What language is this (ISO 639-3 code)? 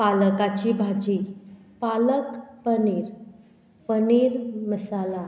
kok